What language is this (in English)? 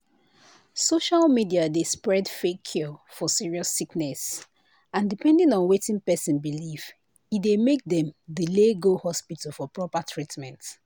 Nigerian Pidgin